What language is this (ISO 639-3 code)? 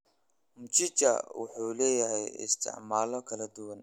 som